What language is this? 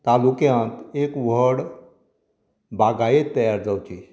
Konkani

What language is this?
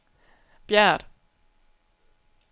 Danish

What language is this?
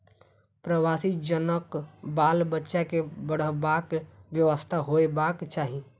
Maithili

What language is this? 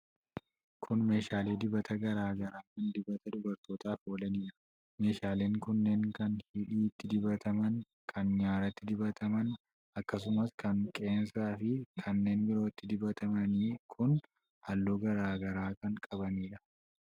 Oromo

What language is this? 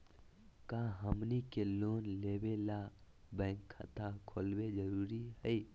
Magahi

